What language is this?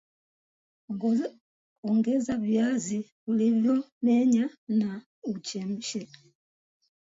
Swahili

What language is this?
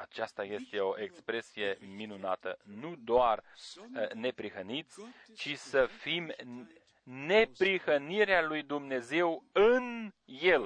Romanian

